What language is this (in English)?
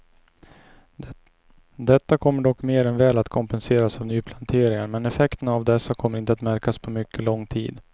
Swedish